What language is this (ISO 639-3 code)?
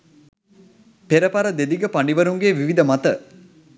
sin